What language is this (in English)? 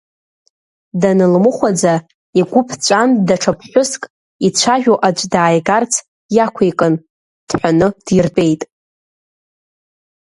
Abkhazian